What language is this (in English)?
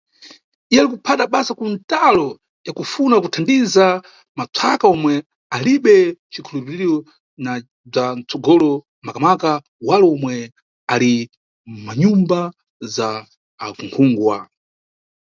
Nyungwe